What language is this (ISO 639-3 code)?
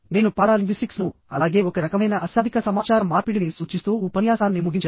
tel